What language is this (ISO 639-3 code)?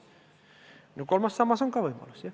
est